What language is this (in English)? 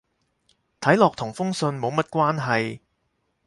Cantonese